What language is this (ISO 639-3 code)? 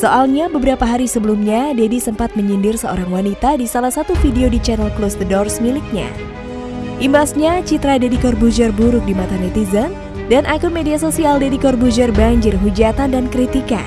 ind